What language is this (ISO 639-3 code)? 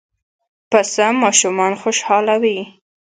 pus